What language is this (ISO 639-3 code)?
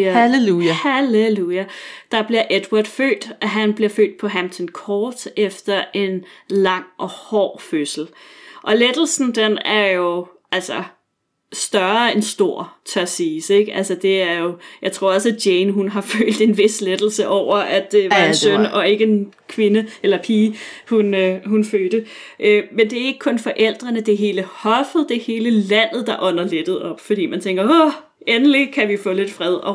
dan